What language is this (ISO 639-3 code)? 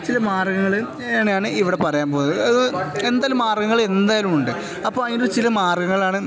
mal